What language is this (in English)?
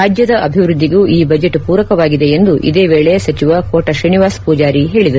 Kannada